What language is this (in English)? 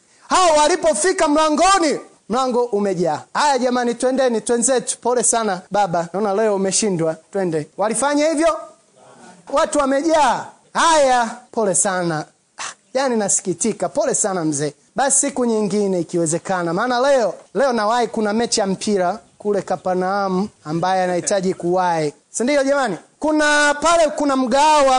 Swahili